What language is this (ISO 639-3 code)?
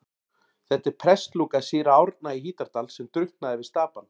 isl